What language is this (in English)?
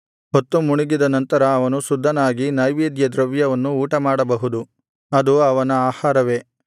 Kannada